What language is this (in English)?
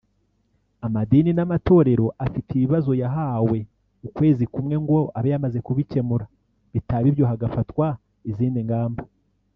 Kinyarwanda